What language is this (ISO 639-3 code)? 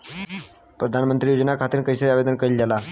bho